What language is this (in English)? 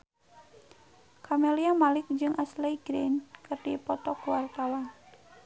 Sundanese